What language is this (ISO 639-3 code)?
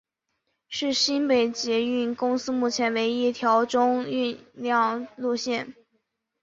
zho